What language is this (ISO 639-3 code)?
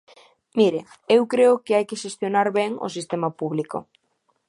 glg